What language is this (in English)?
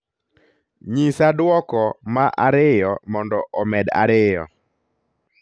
Luo (Kenya and Tanzania)